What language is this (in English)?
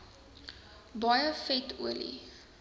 Afrikaans